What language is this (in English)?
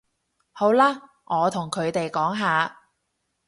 Cantonese